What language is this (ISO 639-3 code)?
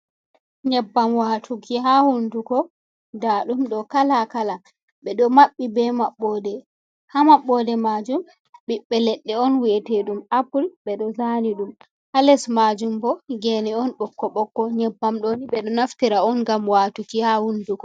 ful